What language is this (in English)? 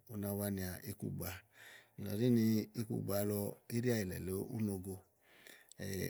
Igo